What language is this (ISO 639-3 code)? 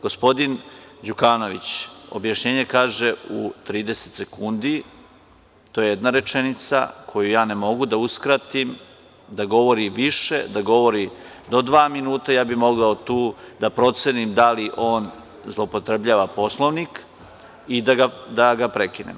srp